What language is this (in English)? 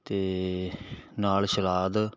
Punjabi